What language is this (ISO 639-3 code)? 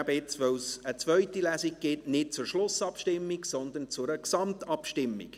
gsw